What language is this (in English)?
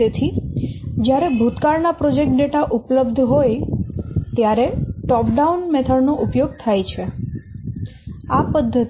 Gujarati